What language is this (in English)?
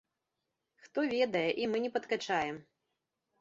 Belarusian